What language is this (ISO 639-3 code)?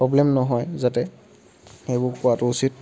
asm